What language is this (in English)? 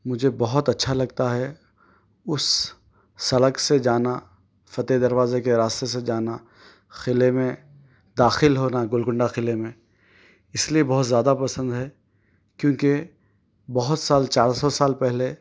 Urdu